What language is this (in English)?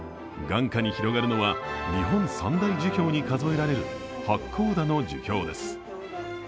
Japanese